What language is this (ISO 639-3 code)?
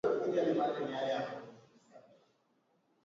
swa